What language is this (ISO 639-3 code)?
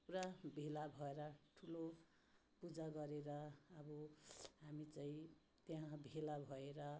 nep